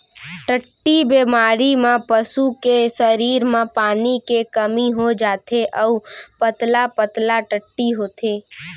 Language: Chhattisgarhi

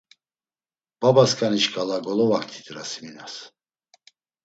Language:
Laz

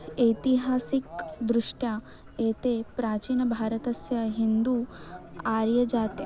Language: Sanskrit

